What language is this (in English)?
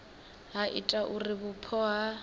Venda